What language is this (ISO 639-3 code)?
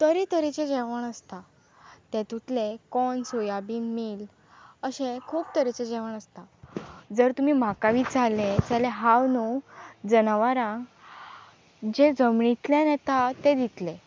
kok